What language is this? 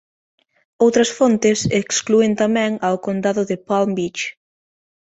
Galician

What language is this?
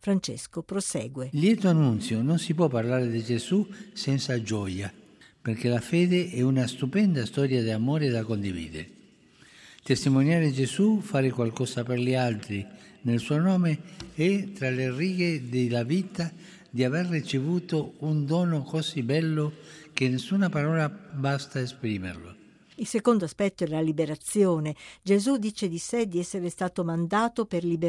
Italian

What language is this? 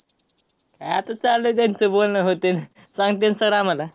Marathi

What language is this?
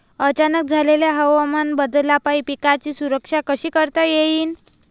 Marathi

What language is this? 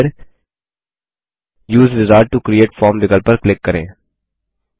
Hindi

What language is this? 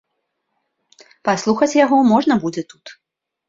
Belarusian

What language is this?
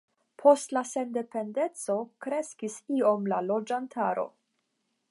Esperanto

